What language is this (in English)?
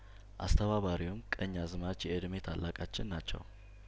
Amharic